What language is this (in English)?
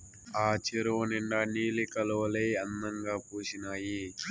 Telugu